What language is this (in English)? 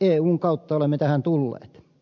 Finnish